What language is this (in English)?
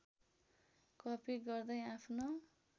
Nepali